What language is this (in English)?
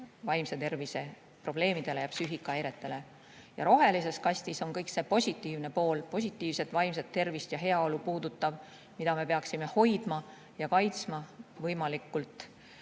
Estonian